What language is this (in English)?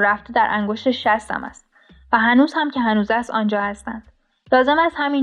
Persian